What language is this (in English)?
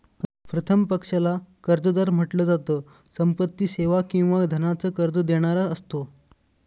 Marathi